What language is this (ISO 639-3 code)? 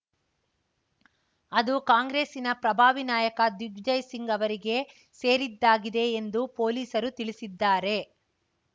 kan